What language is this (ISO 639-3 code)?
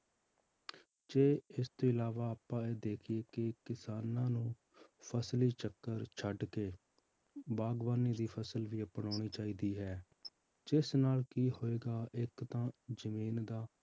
pan